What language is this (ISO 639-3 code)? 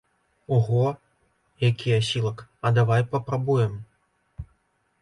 bel